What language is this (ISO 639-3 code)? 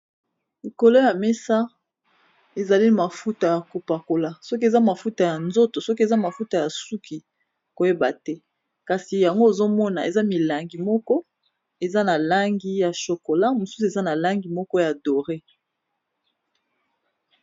lin